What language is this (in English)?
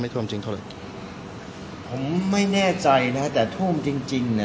Thai